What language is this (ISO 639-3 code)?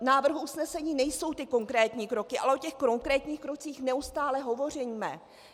ces